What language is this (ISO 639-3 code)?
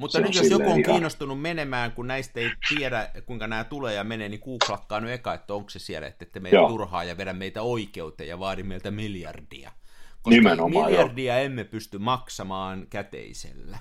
fin